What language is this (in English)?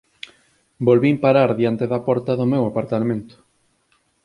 Galician